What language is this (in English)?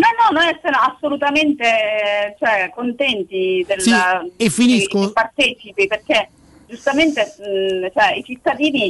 Italian